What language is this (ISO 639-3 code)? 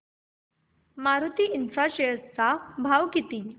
mar